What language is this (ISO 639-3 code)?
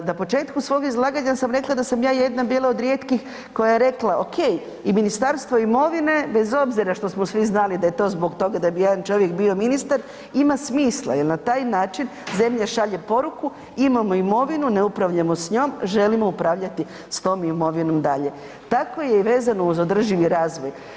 hrv